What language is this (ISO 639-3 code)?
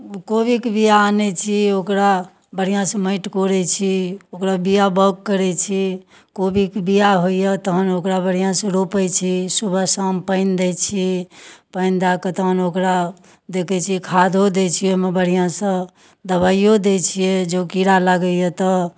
mai